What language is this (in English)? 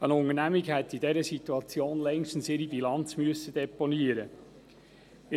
Swiss German